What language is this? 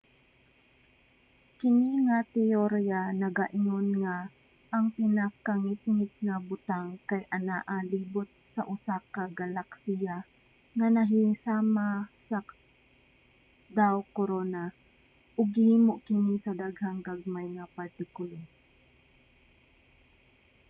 Cebuano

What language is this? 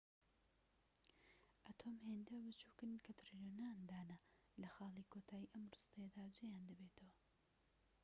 Central Kurdish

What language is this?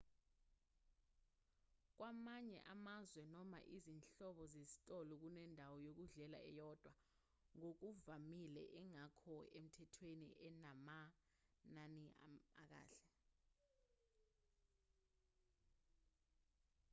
Zulu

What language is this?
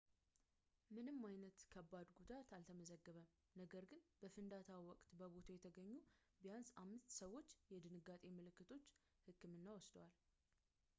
Amharic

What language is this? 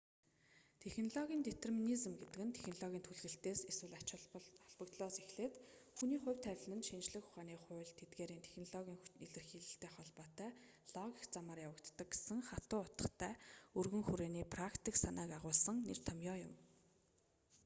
Mongolian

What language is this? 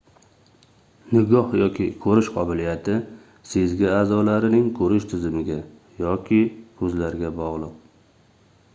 Uzbek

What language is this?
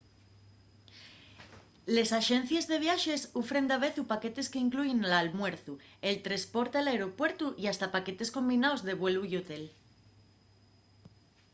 Asturian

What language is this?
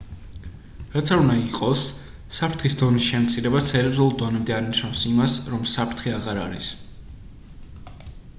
Georgian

